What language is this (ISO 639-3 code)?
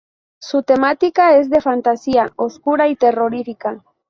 spa